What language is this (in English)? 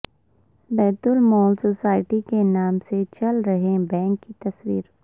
Urdu